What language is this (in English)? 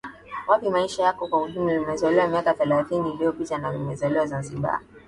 Swahili